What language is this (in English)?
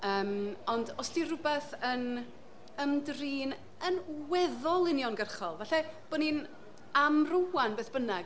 Welsh